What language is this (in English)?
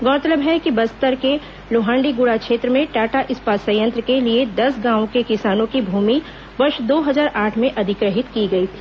Hindi